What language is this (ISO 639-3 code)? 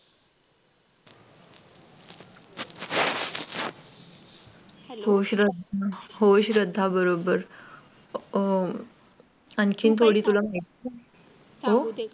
mar